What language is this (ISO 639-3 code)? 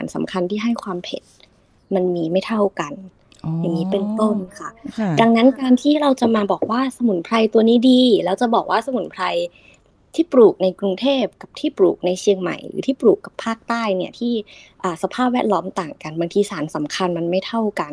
tha